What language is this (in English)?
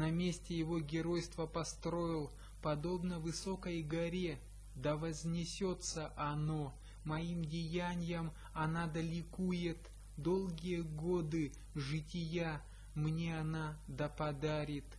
Russian